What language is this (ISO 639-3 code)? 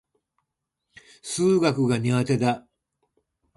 jpn